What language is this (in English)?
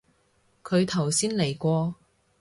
Cantonese